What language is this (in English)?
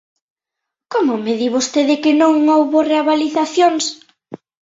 Galician